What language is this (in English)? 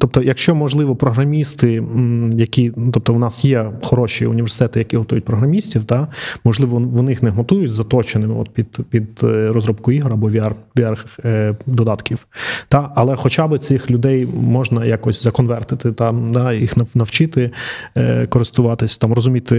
Ukrainian